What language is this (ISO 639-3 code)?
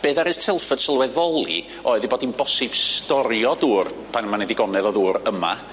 cym